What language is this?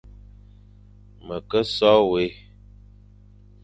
Fang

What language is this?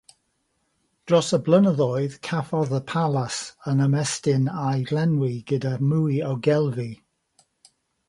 Welsh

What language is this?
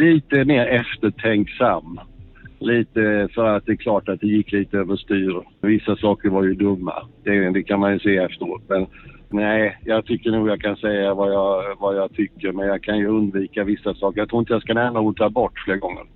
Swedish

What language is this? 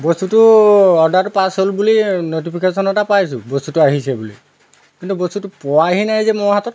Assamese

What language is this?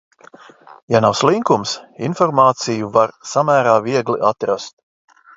Latvian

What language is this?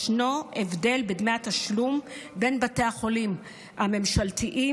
Hebrew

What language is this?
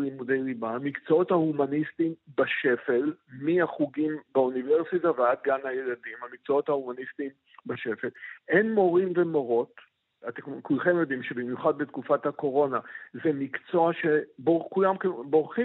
Hebrew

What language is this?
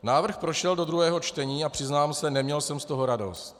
Czech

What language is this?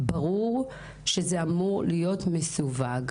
Hebrew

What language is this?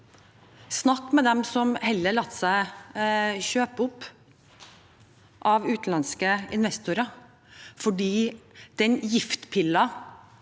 Norwegian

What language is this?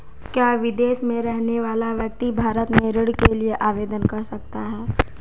Hindi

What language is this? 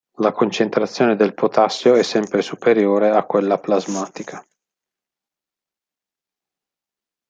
Italian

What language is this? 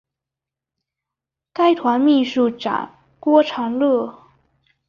Chinese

